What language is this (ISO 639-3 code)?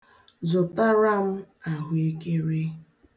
ibo